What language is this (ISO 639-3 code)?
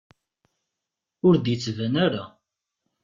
kab